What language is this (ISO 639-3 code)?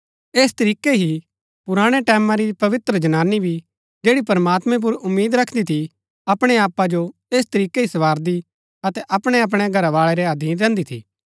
gbk